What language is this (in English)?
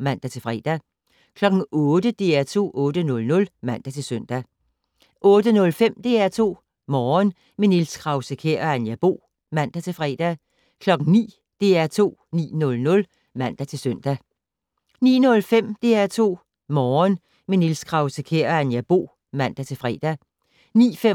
Danish